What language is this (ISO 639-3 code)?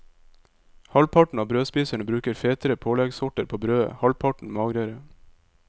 nor